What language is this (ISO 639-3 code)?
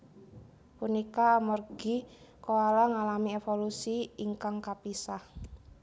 jav